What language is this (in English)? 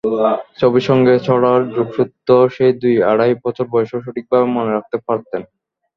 Bangla